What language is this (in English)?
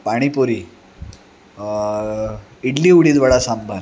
Marathi